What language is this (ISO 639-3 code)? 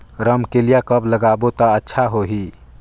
hne